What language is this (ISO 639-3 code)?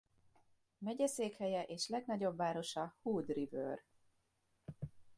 hun